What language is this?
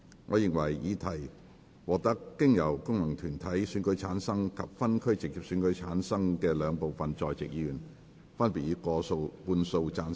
Cantonese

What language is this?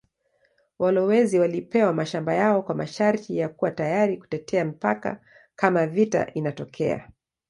Swahili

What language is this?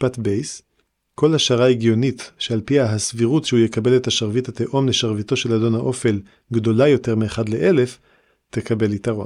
Hebrew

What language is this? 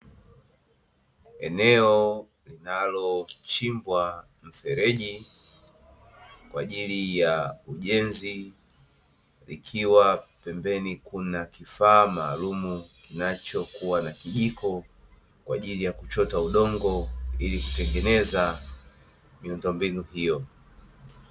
Swahili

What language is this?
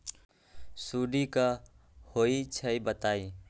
Magahi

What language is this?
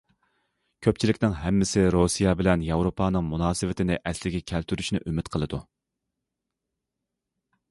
Uyghur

